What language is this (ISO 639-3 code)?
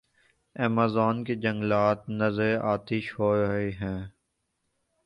urd